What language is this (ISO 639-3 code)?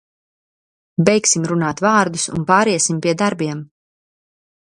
lav